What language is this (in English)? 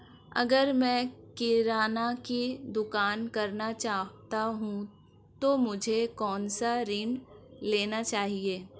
Hindi